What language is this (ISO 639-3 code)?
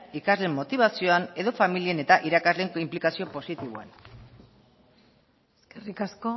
eus